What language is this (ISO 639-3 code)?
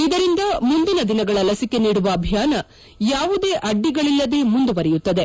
kan